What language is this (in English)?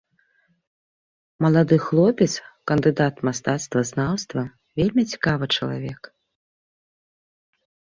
Belarusian